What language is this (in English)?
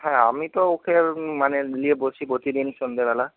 Bangla